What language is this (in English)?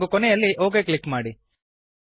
Kannada